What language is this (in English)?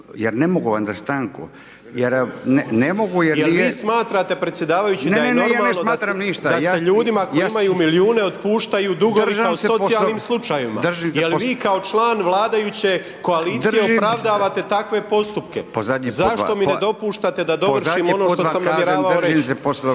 Croatian